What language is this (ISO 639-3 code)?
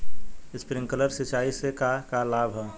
bho